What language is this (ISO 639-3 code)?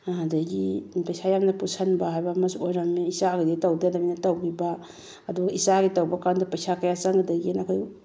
mni